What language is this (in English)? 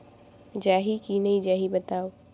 Chhattisgarhi